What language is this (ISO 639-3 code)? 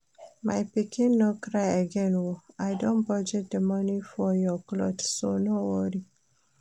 pcm